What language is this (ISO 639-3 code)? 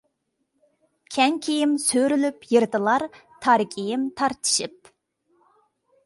uig